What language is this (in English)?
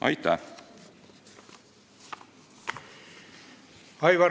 Estonian